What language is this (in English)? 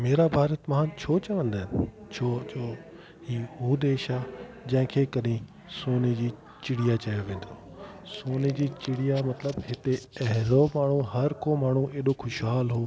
Sindhi